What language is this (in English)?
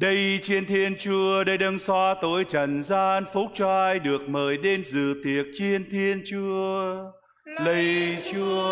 Vietnamese